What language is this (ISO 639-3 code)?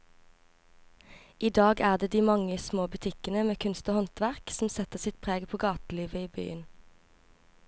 nor